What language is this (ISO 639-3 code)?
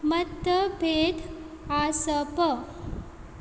kok